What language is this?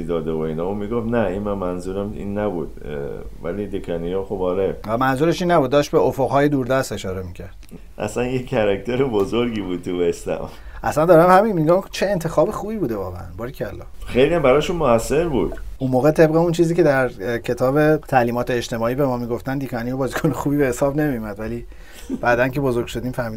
Persian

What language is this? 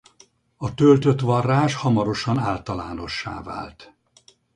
Hungarian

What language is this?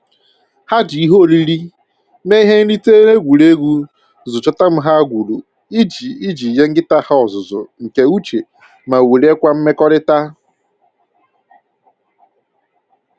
Igbo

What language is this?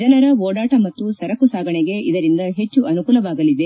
Kannada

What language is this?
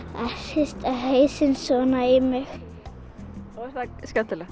Icelandic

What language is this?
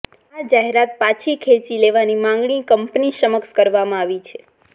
Gujarati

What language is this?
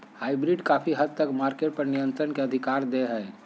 Magahi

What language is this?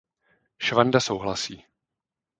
Czech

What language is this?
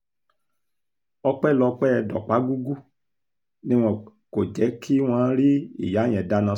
Yoruba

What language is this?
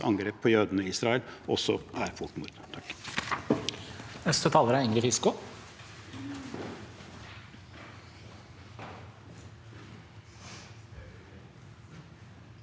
Norwegian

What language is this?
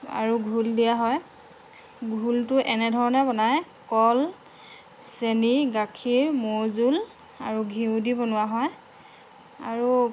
Assamese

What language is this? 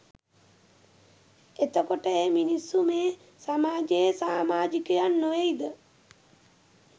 Sinhala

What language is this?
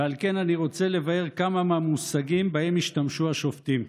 Hebrew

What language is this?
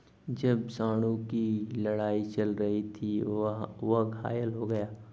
Hindi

